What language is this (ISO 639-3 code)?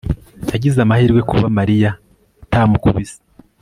kin